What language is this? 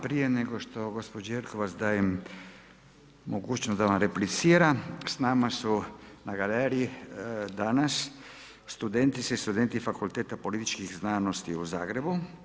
Croatian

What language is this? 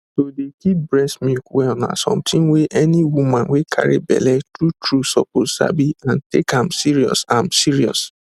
Nigerian Pidgin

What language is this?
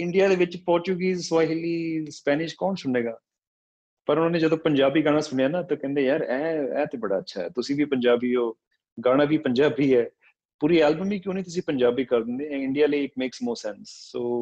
Punjabi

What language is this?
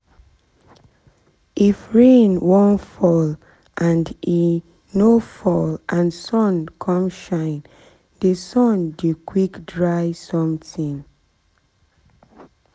Nigerian Pidgin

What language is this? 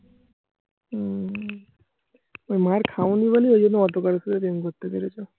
Bangla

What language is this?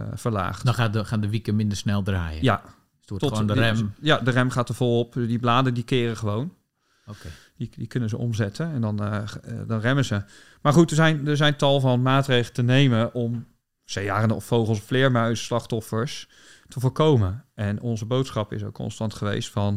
Dutch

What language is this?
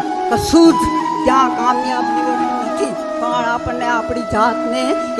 Gujarati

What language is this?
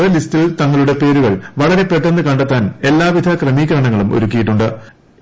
Malayalam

